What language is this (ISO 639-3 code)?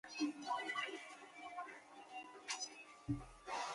zho